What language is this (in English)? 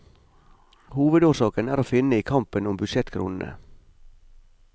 Norwegian